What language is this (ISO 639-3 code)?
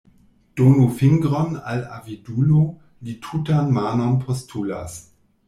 epo